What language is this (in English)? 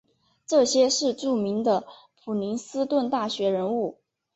Chinese